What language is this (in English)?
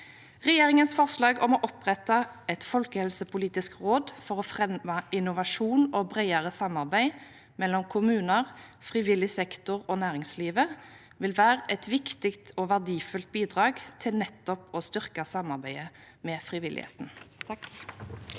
Norwegian